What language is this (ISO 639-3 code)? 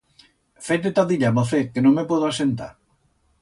arg